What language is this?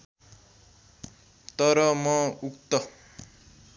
Nepali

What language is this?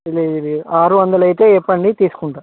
Telugu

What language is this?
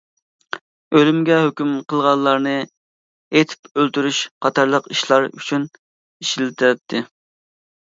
Uyghur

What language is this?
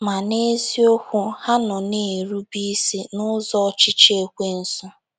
Igbo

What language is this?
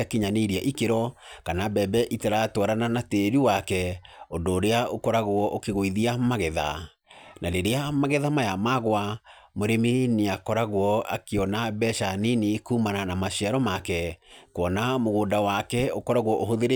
Kikuyu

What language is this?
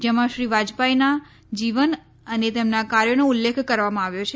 Gujarati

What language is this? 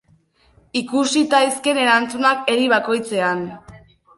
Basque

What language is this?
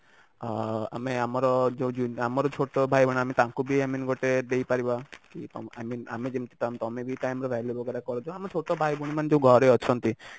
Odia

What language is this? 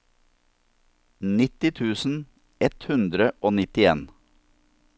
Norwegian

